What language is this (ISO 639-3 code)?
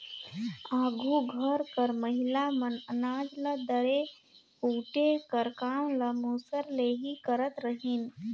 hne